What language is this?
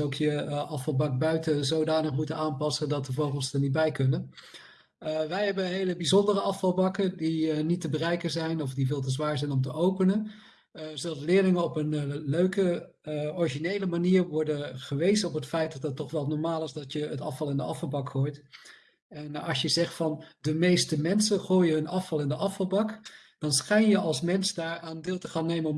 Dutch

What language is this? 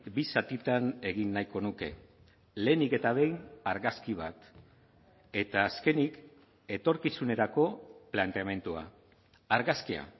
Basque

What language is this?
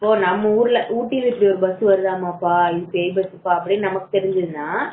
Tamil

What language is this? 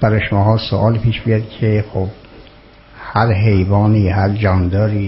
Persian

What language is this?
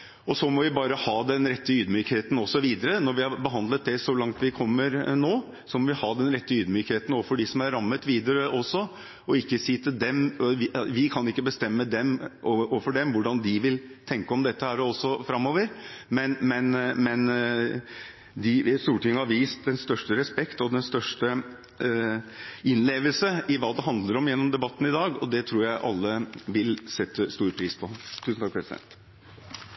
Norwegian Bokmål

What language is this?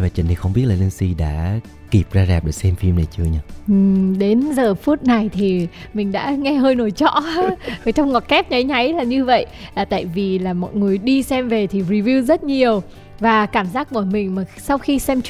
Vietnamese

